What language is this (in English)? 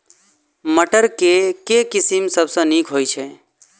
Maithili